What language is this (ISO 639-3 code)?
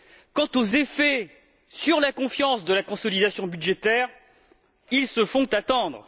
fra